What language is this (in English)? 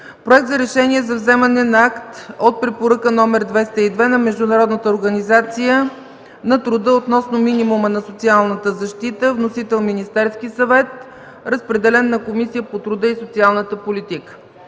Bulgarian